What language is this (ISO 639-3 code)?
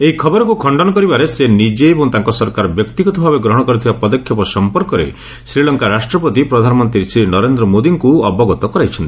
ori